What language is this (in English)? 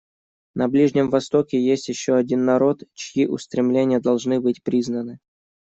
Russian